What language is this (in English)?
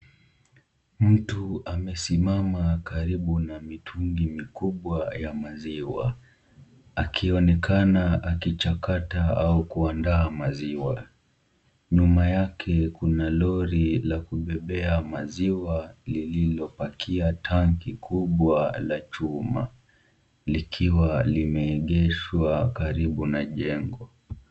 Swahili